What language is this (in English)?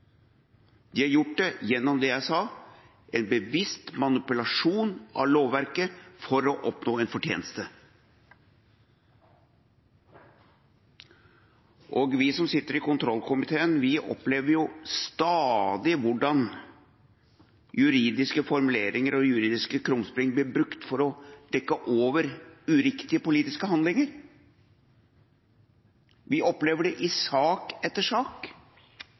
Norwegian Bokmål